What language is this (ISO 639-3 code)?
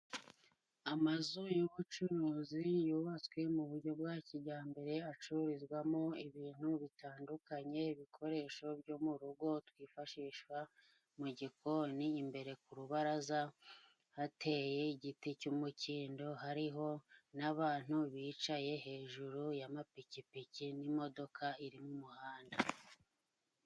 kin